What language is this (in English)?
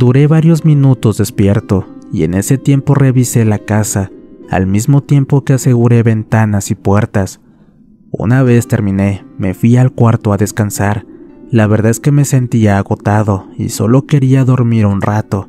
Spanish